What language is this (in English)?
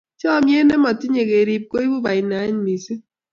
Kalenjin